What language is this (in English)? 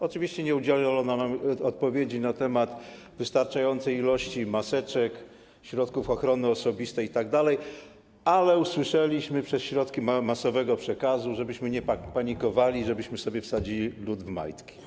Polish